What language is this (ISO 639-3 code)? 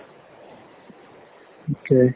asm